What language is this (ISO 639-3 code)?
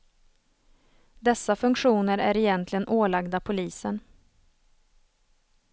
swe